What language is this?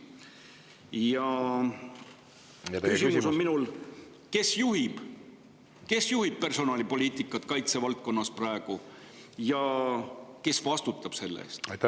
Estonian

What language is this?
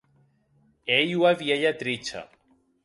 Occitan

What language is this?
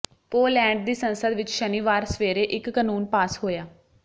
Punjabi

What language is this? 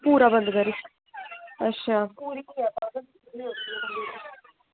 Dogri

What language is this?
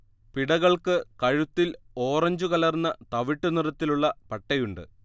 Malayalam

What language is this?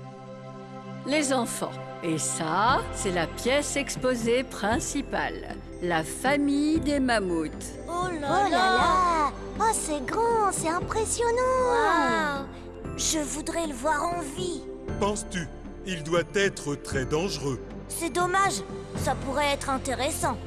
French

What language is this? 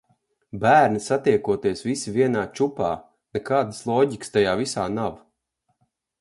Latvian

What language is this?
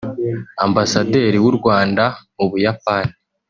Kinyarwanda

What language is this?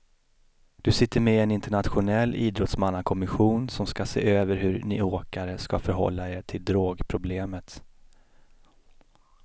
Swedish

